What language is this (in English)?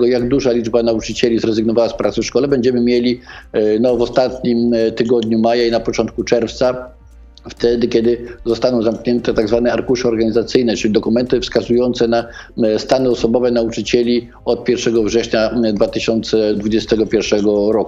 Polish